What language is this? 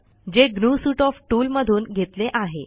Marathi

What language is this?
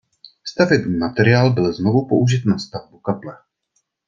Czech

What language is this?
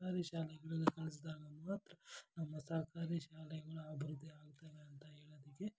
Kannada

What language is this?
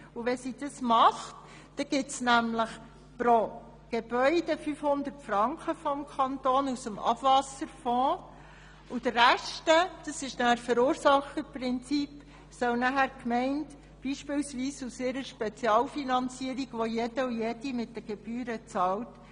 Swiss German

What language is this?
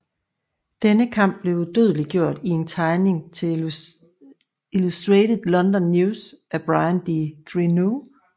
Danish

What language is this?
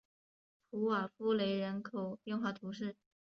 Chinese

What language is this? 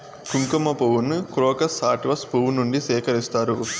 Telugu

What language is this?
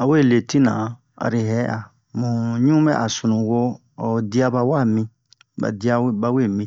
Bomu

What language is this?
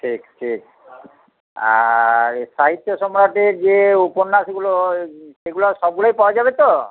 Bangla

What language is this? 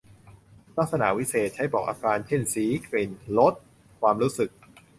Thai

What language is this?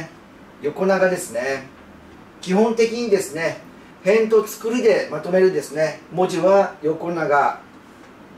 Japanese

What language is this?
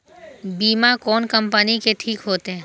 Maithili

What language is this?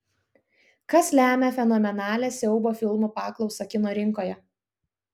Lithuanian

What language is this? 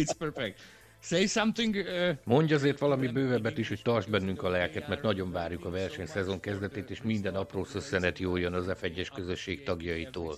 Hungarian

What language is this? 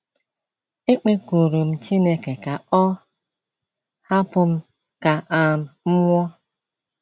Igbo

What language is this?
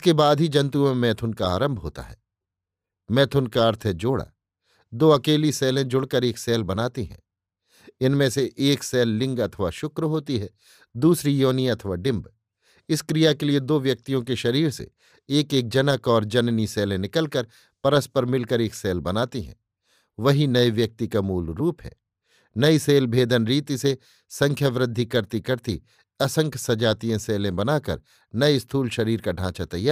Hindi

